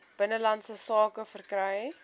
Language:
Afrikaans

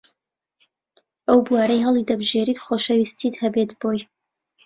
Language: Central Kurdish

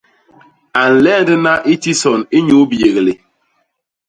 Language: Basaa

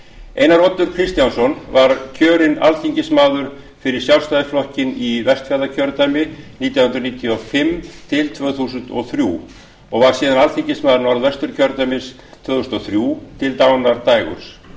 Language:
Icelandic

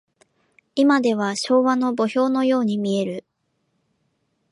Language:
Japanese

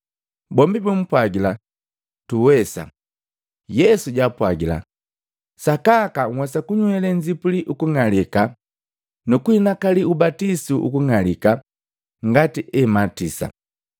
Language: Matengo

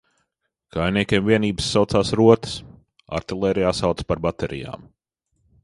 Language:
Latvian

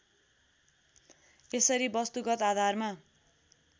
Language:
Nepali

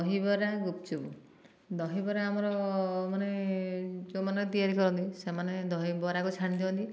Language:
Odia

